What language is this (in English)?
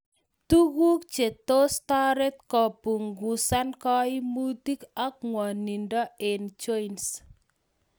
Kalenjin